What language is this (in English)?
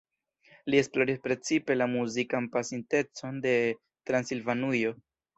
Esperanto